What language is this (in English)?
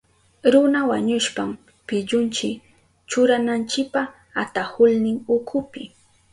Southern Pastaza Quechua